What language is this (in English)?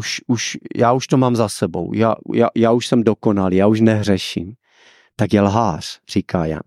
Czech